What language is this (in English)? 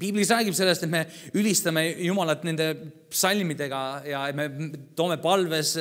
Finnish